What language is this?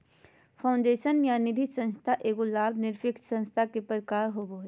Magahi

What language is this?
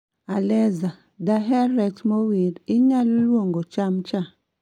Luo (Kenya and Tanzania)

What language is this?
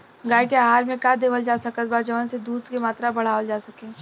Bhojpuri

